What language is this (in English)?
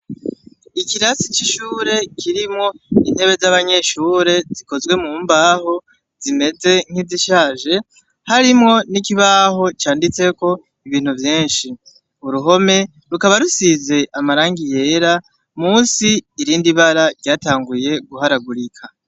Rundi